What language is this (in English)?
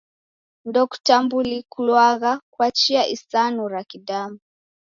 Taita